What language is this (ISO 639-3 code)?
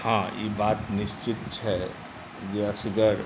mai